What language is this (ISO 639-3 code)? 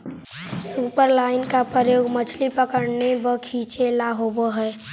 mag